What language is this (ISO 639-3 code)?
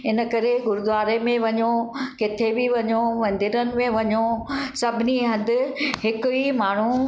snd